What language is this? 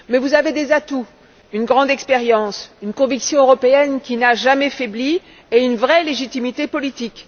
French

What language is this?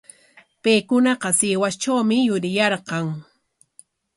Corongo Ancash Quechua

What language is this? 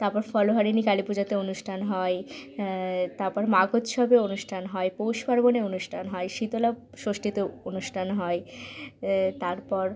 Bangla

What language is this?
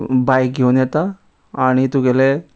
Konkani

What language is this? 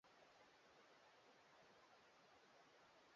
Swahili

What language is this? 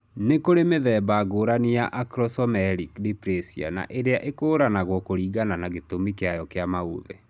Kikuyu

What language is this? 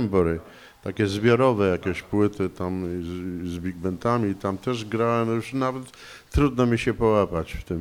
Polish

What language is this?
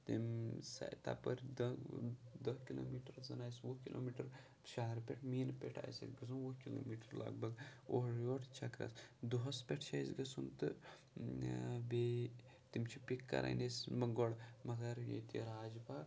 Kashmiri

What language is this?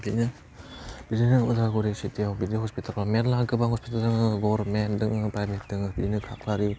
Bodo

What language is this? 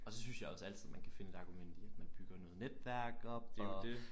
Danish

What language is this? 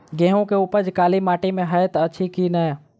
Maithili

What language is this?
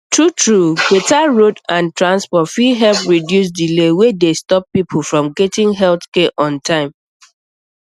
Nigerian Pidgin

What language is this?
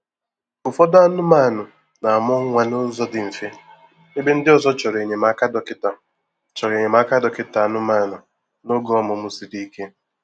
Igbo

